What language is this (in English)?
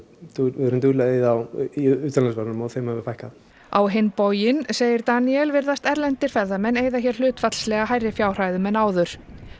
Icelandic